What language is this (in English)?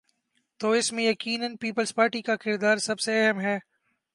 Urdu